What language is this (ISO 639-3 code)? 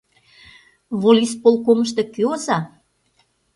chm